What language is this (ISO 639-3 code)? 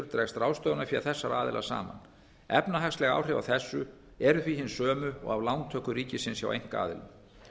isl